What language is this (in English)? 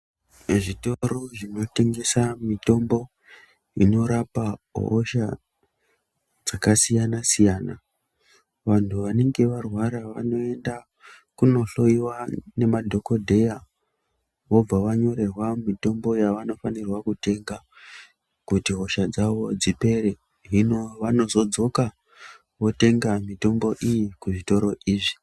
Ndau